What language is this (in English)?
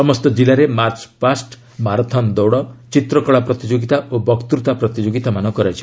Odia